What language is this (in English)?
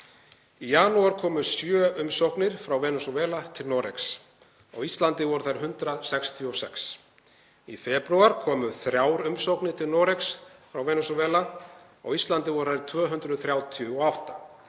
Icelandic